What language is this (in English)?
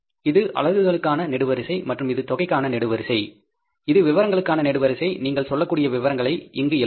Tamil